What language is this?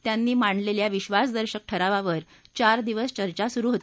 Marathi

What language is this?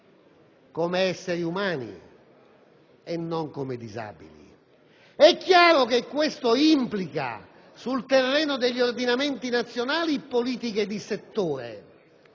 Italian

